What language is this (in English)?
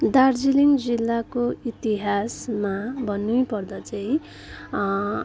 Nepali